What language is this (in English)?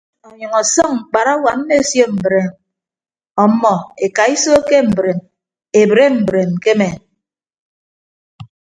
Ibibio